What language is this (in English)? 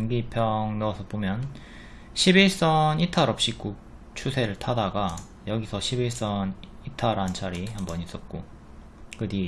Korean